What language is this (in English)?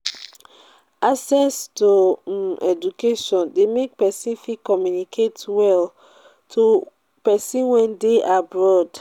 Nigerian Pidgin